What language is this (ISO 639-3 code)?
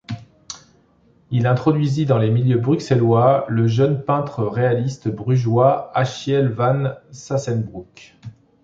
fra